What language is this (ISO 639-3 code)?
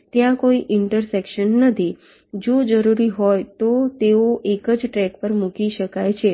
guj